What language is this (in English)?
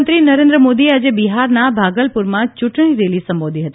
Gujarati